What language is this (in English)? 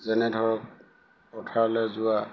Assamese